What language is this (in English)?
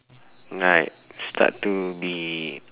English